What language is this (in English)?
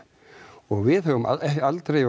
Icelandic